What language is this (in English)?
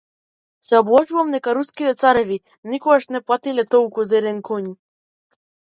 Macedonian